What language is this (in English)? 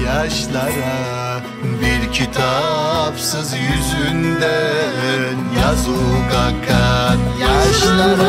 Turkish